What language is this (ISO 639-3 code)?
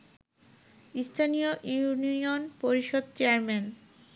ben